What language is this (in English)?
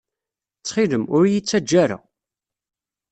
Kabyle